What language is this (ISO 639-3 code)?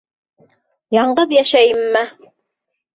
bak